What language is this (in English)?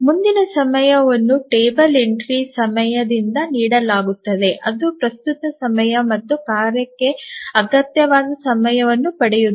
Kannada